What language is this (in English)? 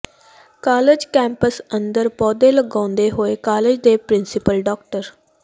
Punjabi